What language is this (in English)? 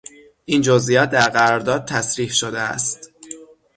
Persian